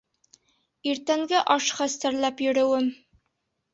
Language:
Bashkir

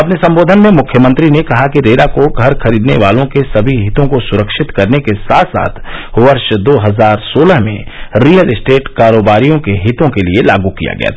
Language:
Hindi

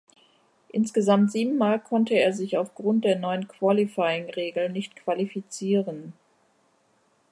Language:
German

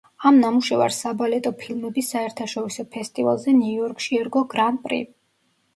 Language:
Georgian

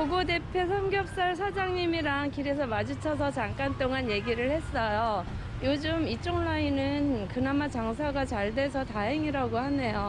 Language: Korean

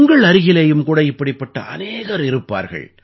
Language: Tamil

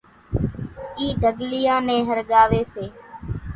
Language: Kachi Koli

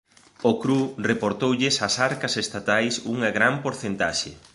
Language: Galician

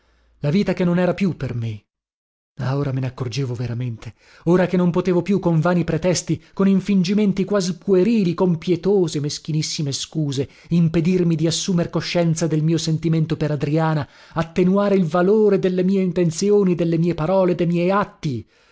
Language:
Italian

